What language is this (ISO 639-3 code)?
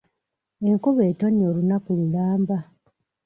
lug